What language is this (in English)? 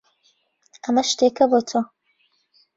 Central Kurdish